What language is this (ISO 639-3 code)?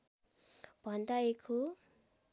nep